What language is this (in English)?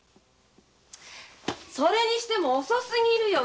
Japanese